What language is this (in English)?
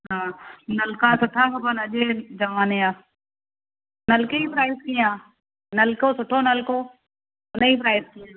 Sindhi